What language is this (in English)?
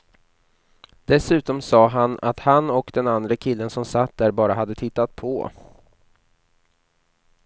Swedish